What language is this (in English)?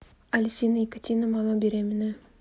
Russian